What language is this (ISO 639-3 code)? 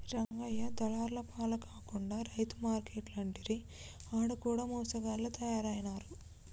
tel